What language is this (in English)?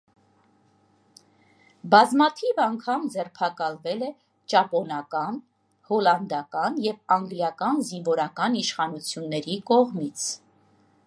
Armenian